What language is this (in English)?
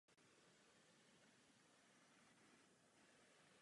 Czech